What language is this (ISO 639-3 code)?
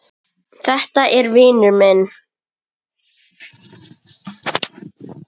isl